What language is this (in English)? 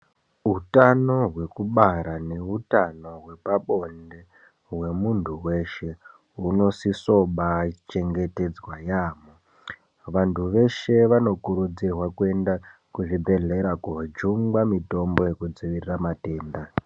Ndau